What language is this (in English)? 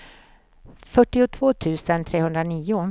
Swedish